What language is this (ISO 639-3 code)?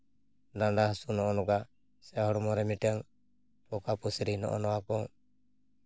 sat